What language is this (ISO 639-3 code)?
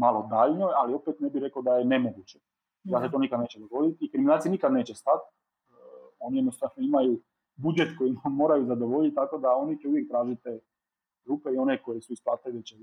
hrv